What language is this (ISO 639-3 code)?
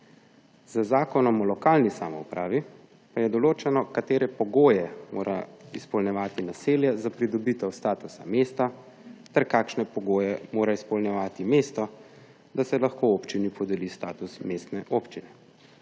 slv